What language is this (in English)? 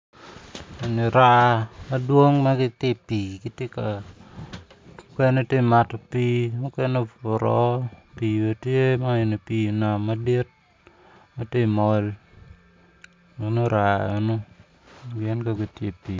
Acoli